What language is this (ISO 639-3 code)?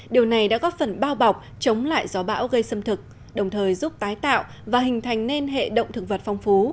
vie